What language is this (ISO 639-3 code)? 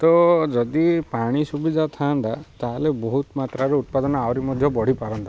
ori